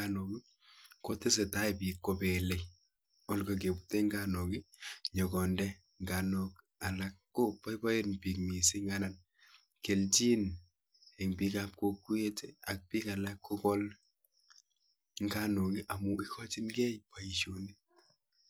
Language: Kalenjin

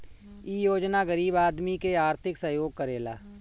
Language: Bhojpuri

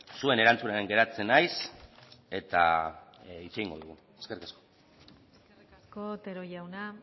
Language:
Basque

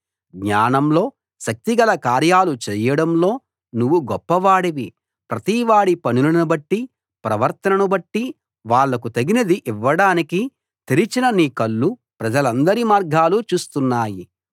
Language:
Telugu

